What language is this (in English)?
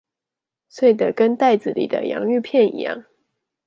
Chinese